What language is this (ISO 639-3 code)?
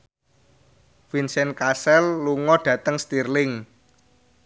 jav